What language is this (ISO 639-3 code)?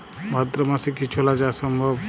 ben